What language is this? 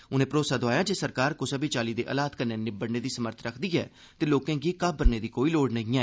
Dogri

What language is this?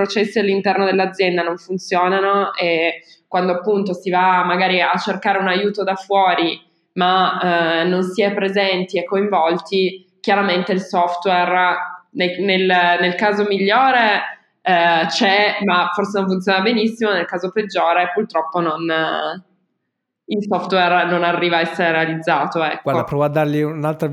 Italian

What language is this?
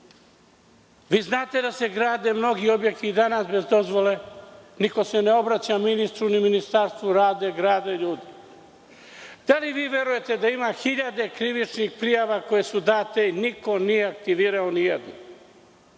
Serbian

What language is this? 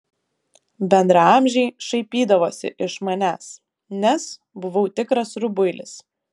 Lithuanian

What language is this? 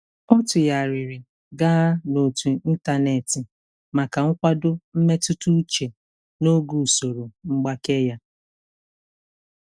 Igbo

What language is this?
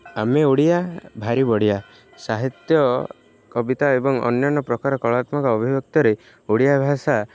Odia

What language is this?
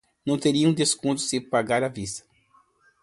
Portuguese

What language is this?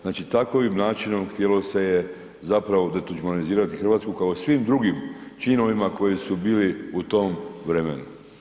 Croatian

